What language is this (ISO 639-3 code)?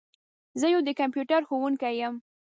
pus